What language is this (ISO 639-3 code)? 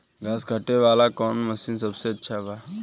bho